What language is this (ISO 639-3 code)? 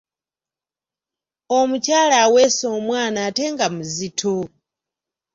lug